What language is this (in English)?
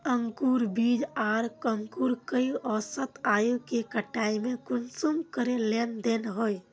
Magahi